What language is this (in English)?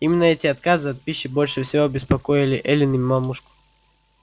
Russian